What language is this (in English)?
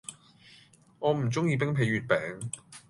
Cantonese